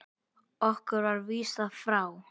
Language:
Icelandic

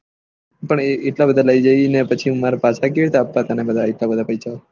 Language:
Gujarati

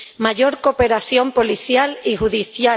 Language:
Spanish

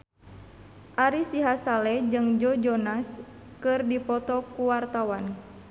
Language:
Sundanese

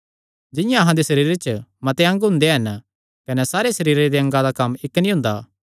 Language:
Kangri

